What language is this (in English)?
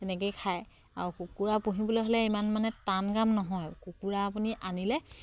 Assamese